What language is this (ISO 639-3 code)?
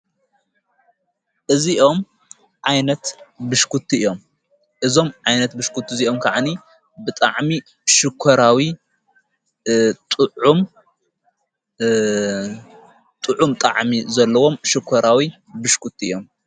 tir